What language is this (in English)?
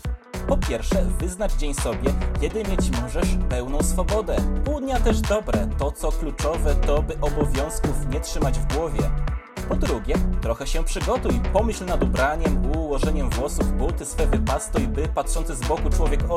Polish